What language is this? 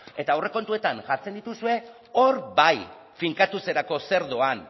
Basque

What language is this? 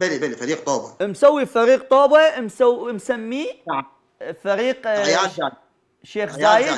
Arabic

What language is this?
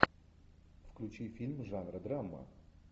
Russian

